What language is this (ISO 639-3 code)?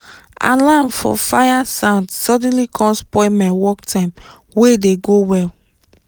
pcm